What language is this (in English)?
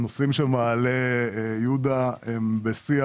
Hebrew